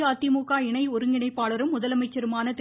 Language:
Tamil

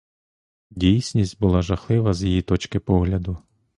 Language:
Ukrainian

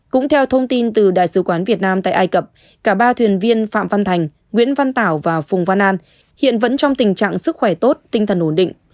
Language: Vietnamese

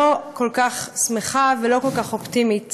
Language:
Hebrew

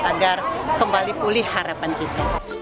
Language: Indonesian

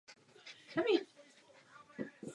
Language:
Czech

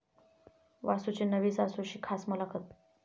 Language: Marathi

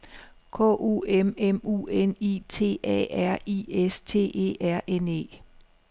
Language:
Danish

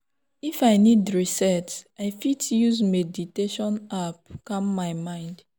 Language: Nigerian Pidgin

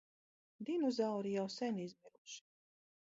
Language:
Latvian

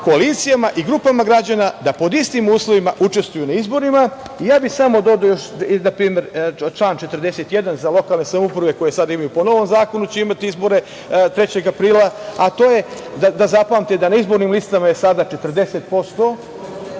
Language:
Serbian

